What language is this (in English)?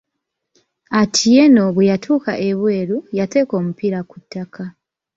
Ganda